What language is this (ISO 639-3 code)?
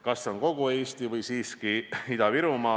est